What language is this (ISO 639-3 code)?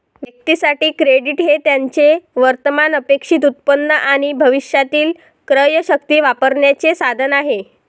mar